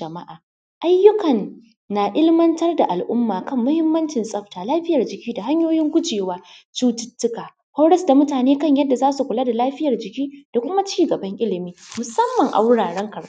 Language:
Hausa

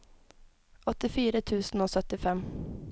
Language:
Norwegian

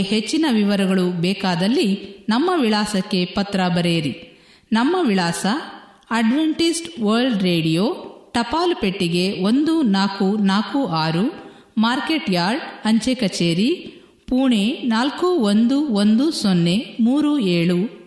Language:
Kannada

